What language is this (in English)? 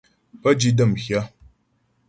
Ghomala